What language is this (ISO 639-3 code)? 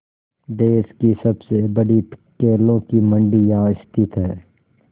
hin